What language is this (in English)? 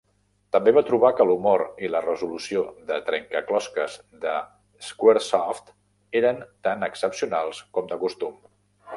Catalan